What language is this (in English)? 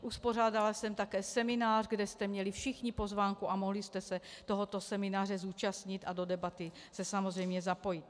Czech